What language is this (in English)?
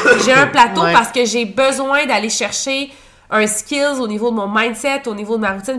French